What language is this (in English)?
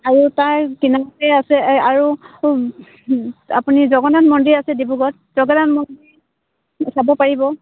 Assamese